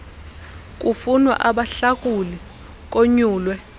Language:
Xhosa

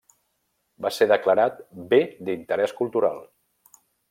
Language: Catalan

